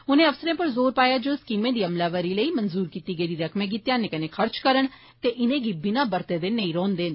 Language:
Dogri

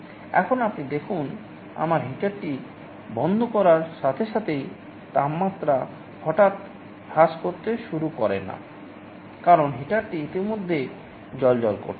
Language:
Bangla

